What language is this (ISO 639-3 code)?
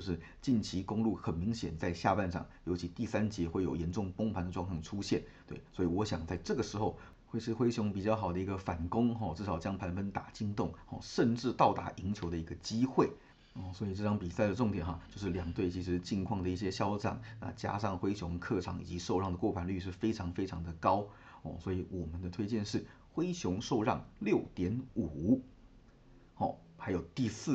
zho